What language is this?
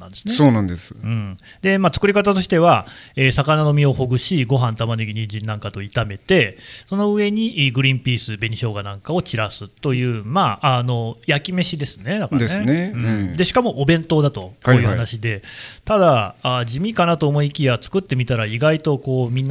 Japanese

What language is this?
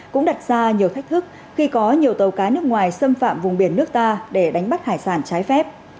Vietnamese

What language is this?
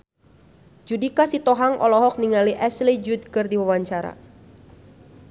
Sundanese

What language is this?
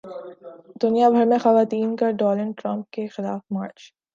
Urdu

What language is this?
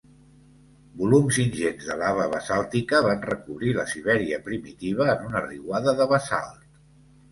Catalan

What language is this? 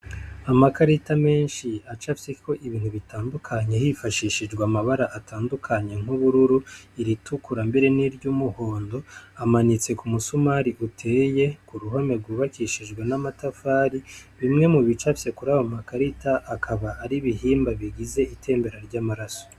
Rundi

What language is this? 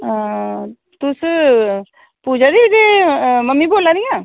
Dogri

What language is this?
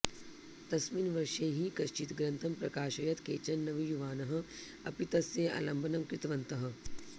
Sanskrit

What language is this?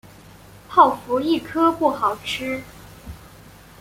Chinese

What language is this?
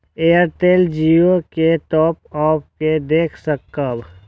Maithili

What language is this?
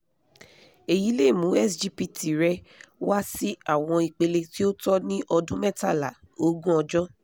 Yoruba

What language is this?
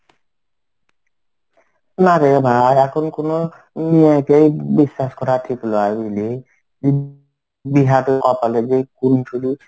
Bangla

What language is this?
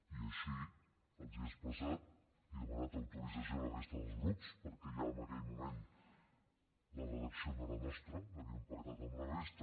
Catalan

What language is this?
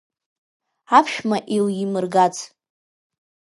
Abkhazian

